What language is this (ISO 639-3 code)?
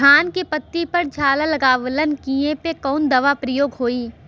bho